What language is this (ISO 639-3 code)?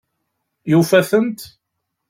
kab